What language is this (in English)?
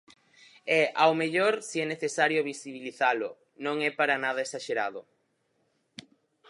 Galician